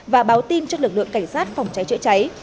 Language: Vietnamese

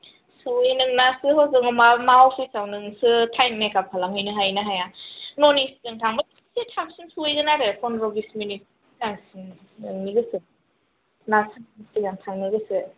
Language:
Bodo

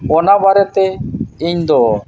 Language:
Santali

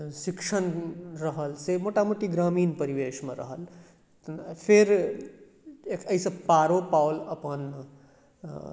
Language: Maithili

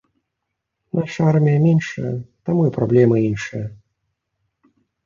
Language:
Belarusian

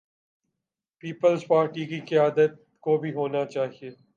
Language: Urdu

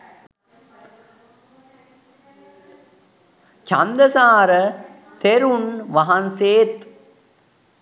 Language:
Sinhala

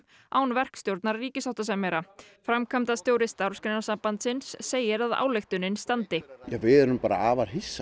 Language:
Icelandic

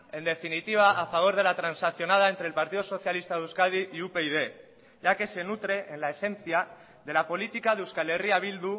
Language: Spanish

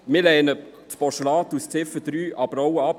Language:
Swiss German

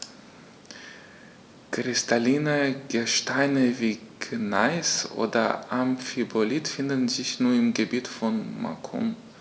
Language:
German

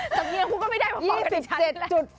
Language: Thai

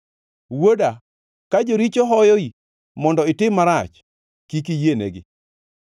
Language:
Luo (Kenya and Tanzania)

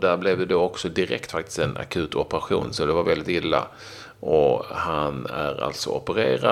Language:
Swedish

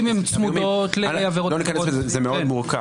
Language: Hebrew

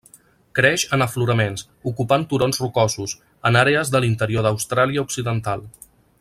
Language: Catalan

